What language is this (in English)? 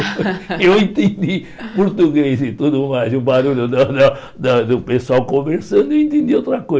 Portuguese